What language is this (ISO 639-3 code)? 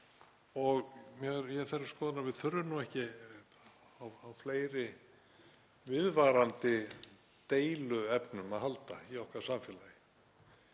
isl